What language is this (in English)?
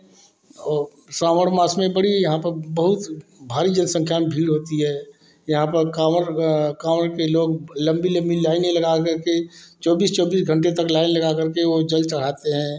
Hindi